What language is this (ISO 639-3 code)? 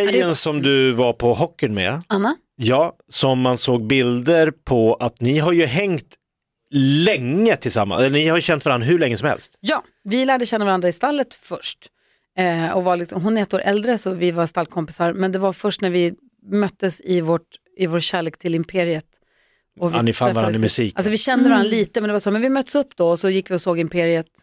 swe